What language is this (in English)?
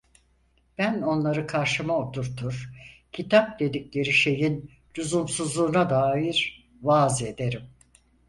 Turkish